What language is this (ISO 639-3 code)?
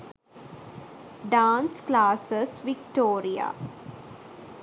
sin